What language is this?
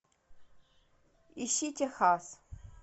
Russian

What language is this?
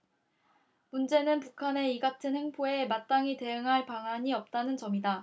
Korean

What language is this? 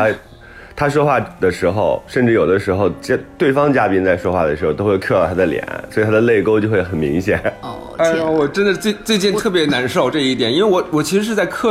Chinese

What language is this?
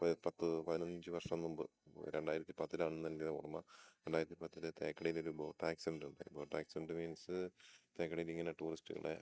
Malayalam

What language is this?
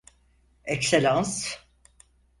Turkish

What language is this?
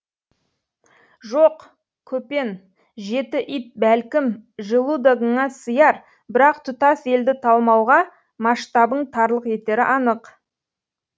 Kazakh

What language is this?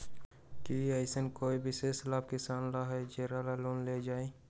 Magahi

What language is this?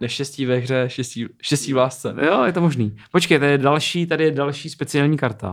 Czech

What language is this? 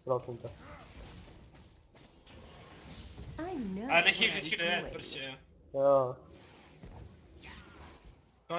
Czech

